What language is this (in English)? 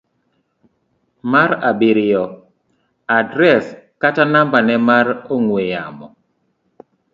Luo (Kenya and Tanzania)